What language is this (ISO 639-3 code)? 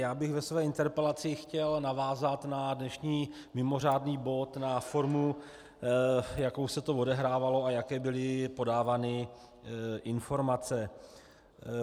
ces